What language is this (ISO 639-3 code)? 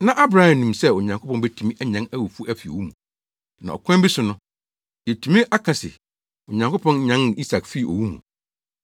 aka